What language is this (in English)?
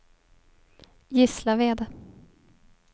Swedish